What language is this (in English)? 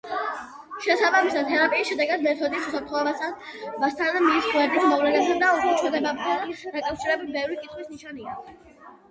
Georgian